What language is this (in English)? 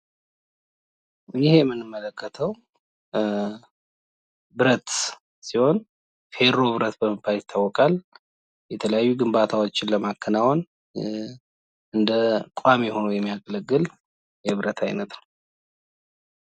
Amharic